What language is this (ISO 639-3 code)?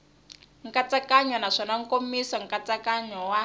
tso